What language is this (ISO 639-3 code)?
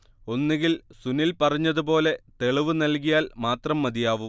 mal